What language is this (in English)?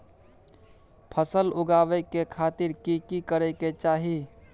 Maithili